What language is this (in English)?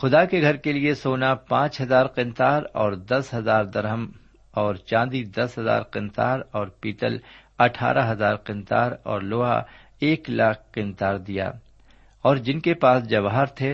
Urdu